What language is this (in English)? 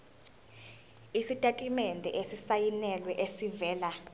Zulu